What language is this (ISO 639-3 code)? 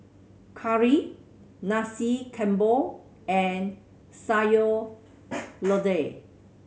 eng